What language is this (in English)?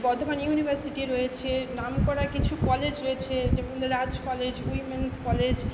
Bangla